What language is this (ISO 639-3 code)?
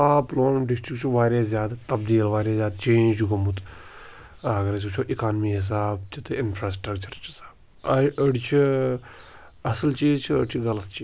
kas